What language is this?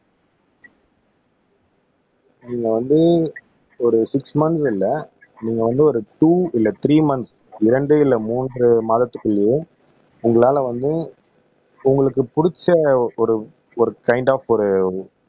Tamil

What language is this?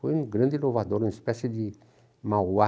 Portuguese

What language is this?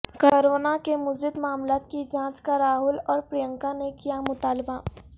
Urdu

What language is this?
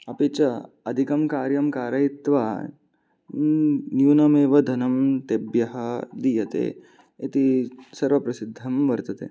Sanskrit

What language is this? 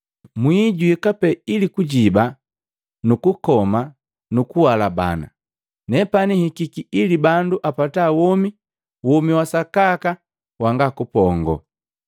Matengo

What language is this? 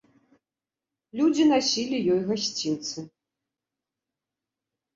Belarusian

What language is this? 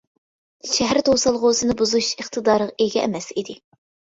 Uyghur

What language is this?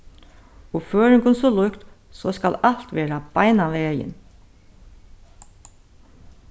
Faroese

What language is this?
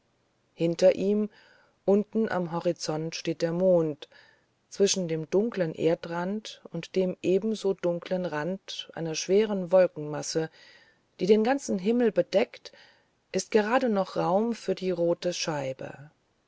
German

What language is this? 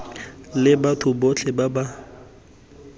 Tswana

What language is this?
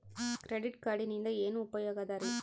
Kannada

